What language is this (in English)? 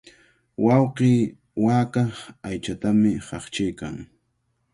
Cajatambo North Lima Quechua